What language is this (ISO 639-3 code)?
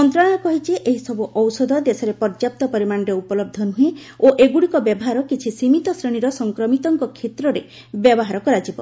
ori